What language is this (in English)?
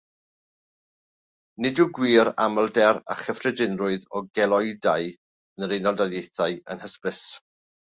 Welsh